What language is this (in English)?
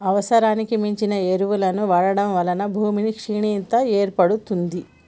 Telugu